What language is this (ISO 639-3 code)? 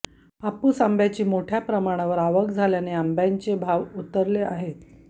mar